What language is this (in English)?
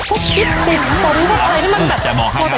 Thai